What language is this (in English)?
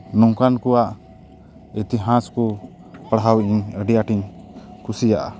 Santali